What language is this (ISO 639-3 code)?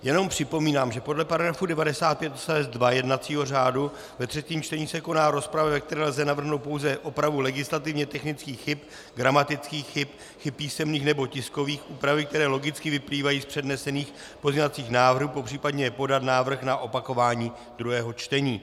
ces